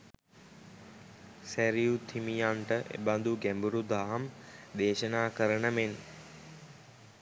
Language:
Sinhala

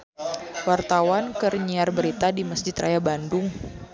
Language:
Sundanese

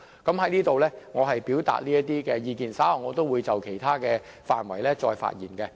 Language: Cantonese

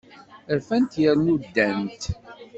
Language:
Kabyle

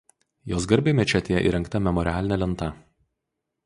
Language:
Lithuanian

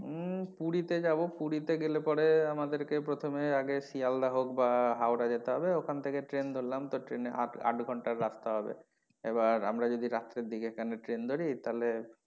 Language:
Bangla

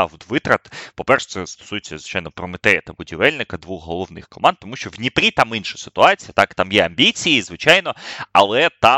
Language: Ukrainian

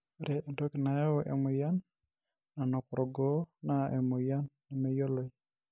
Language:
Masai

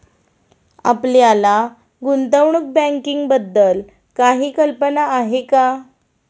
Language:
Marathi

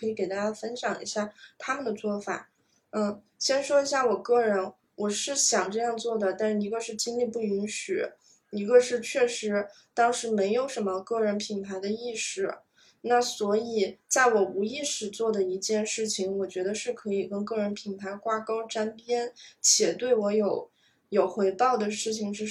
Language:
Chinese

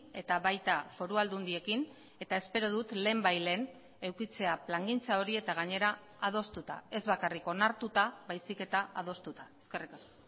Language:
Basque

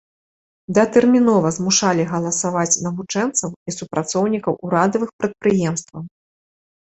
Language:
Belarusian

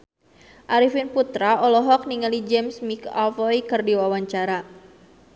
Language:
Sundanese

